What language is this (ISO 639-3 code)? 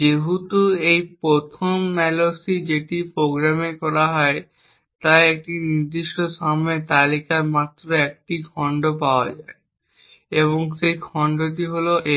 ben